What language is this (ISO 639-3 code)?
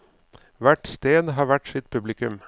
nor